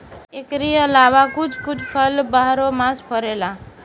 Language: Bhojpuri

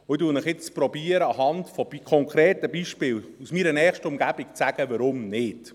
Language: Swiss German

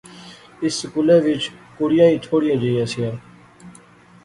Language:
Pahari-Potwari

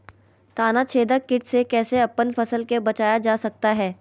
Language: Magahi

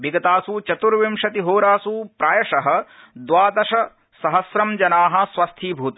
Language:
Sanskrit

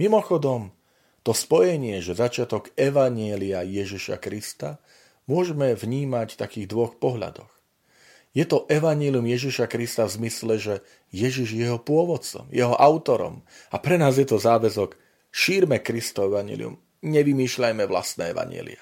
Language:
Slovak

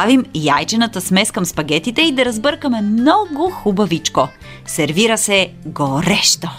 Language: Bulgarian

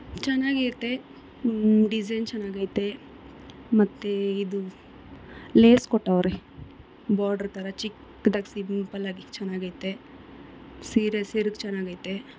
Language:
Kannada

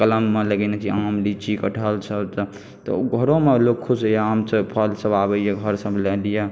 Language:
Maithili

